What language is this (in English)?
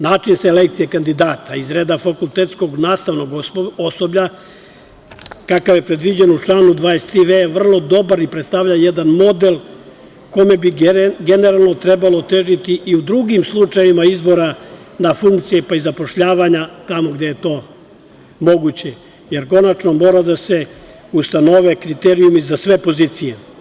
Serbian